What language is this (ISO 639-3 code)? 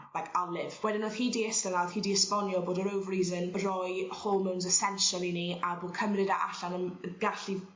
cym